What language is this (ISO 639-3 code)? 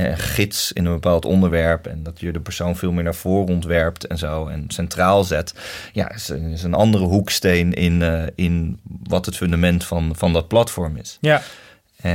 nld